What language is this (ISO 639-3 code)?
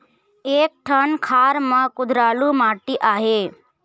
hne